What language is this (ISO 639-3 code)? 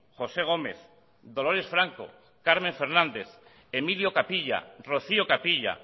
eus